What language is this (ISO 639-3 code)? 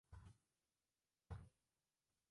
zho